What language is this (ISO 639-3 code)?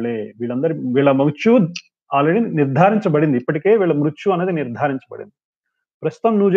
tel